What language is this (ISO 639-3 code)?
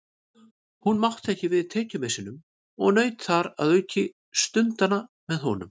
isl